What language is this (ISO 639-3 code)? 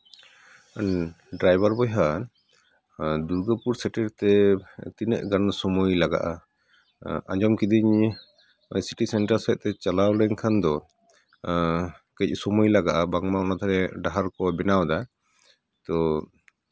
sat